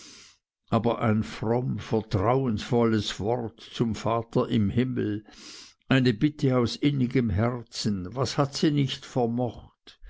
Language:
German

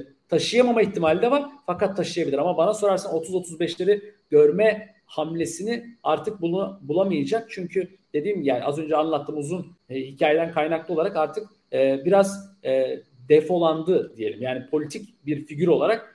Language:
Turkish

